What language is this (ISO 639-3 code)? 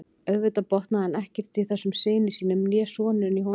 isl